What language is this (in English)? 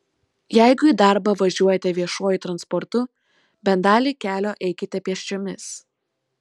Lithuanian